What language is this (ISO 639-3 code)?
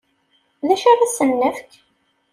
kab